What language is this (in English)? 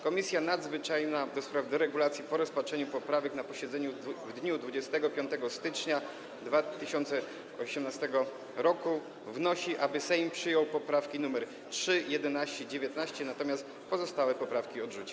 Polish